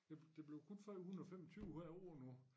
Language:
Danish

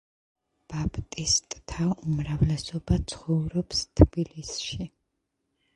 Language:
Georgian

